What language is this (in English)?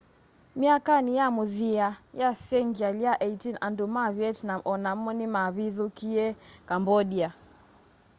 Kamba